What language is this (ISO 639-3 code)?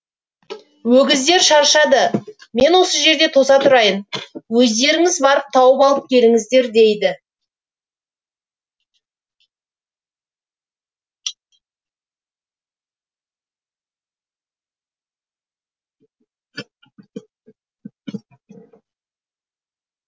kaz